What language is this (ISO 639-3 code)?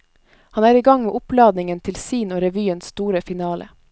nor